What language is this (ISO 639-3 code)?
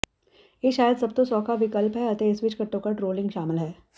pan